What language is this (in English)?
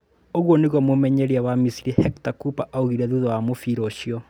Kikuyu